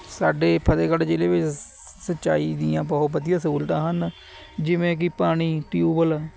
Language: Punjabi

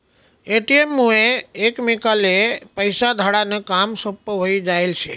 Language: Marathi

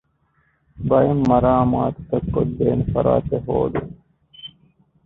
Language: Divehi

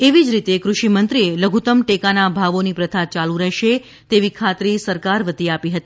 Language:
Gujarati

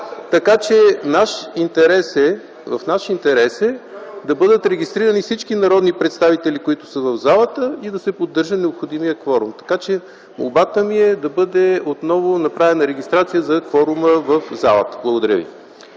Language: Bulgarian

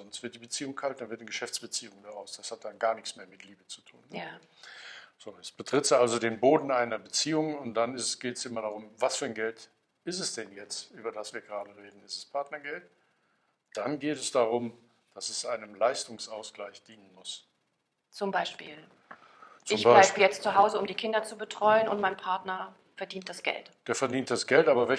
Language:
German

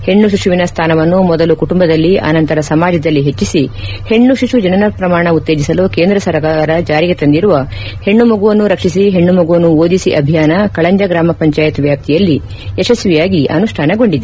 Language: Kannada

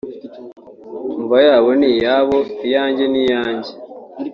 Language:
Kinyarwanda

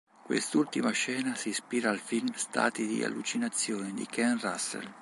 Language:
Italian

